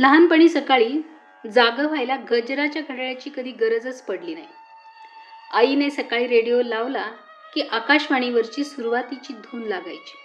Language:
Marathi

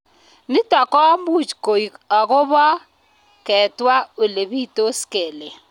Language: Kalenjin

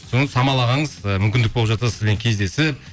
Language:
Kazakh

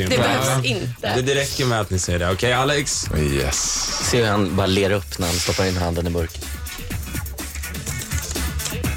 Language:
Swedish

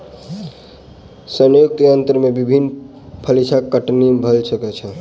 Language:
Maithili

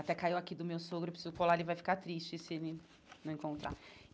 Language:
Portuguese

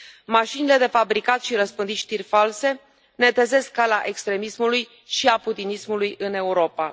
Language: Romanian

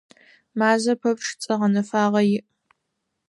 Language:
Adyghe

